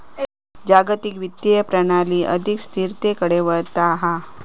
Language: Marathi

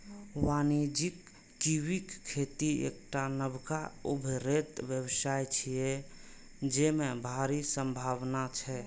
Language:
Maithili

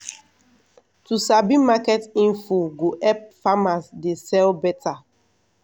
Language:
Nigerian Pidgin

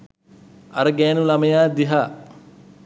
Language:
Sinhala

